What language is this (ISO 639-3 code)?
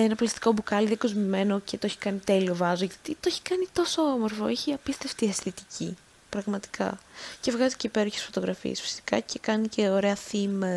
ell